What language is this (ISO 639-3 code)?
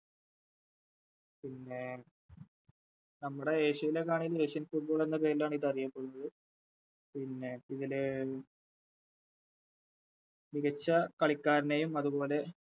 mal